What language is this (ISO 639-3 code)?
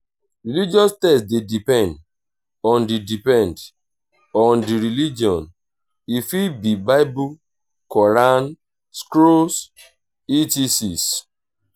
pcm